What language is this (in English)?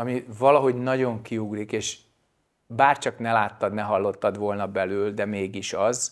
Hungarian